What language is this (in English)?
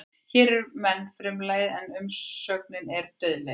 Icelandic